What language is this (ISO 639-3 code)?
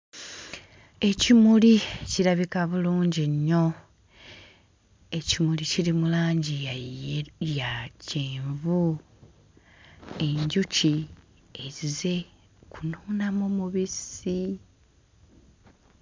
lug